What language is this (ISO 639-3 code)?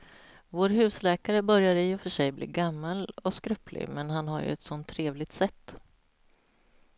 swe